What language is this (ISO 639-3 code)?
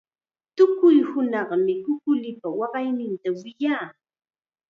qxa